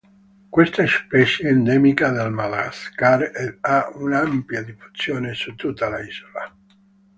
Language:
Italian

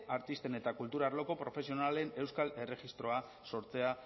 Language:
Basque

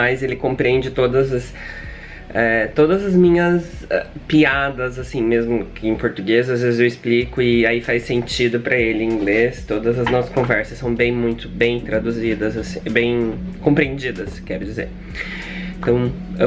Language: Portuguese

